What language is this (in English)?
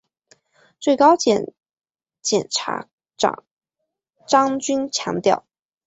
Chinese